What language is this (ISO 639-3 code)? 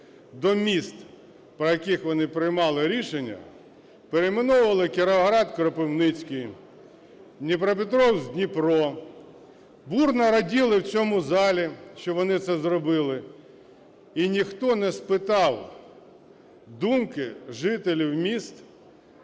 ukr